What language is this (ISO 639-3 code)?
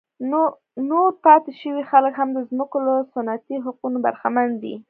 pus